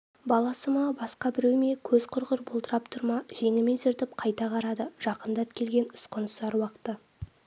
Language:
Kazakh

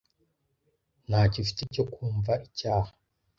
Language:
Kinyarwanda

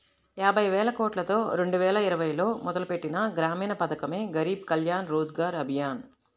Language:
Telugu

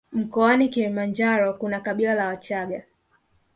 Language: Swahili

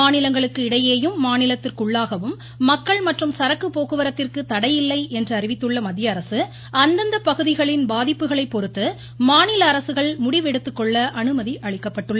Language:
Tamil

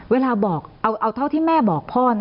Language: Thai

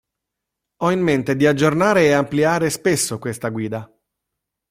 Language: Italian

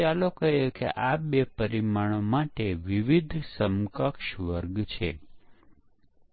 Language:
Gujarati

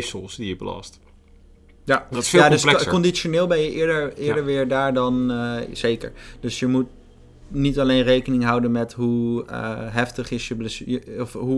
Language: Dutch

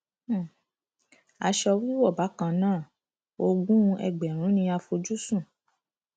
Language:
Yoruba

